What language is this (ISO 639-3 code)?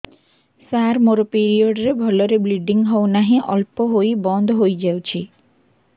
ori